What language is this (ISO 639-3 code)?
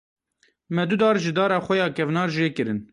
kur